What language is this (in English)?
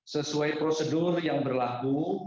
Indonesian